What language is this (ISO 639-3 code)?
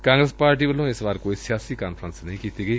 pan